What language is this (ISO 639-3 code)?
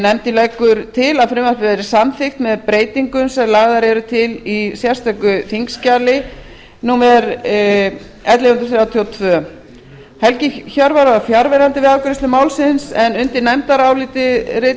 isl